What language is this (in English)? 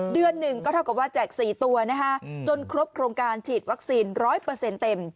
Thai